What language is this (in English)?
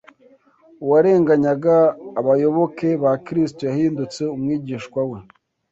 Kinyarwanda